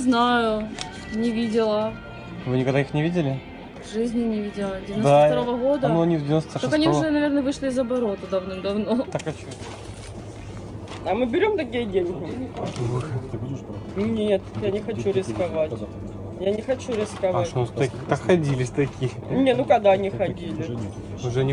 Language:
Russian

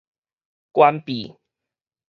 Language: Min Nan Chinese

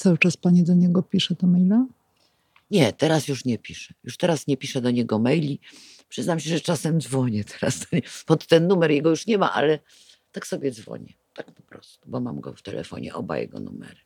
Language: Polish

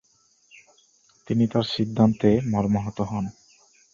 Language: Bangla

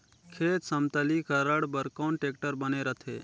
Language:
Chhattisgarhi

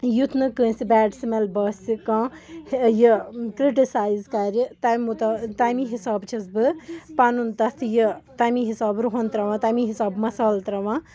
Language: Kashmiri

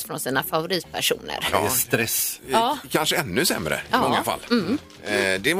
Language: Swedish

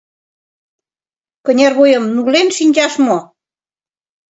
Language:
Mari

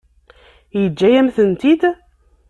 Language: Kabyle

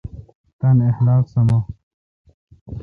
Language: Kalkoti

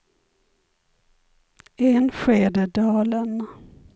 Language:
Swedish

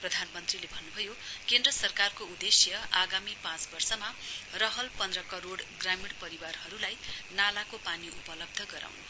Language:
Nepali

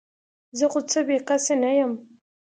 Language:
Pashto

